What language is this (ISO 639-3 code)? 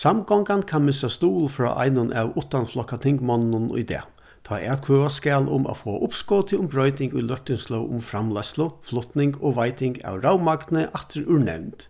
fao